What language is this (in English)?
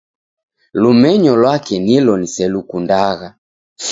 Taita